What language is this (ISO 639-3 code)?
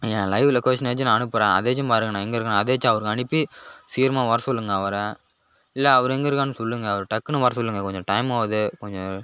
tam